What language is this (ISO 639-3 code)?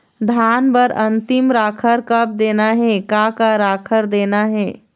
hne